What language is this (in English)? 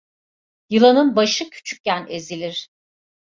Turkish